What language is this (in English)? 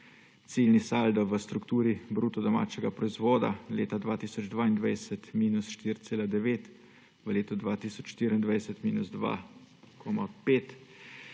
Slovenian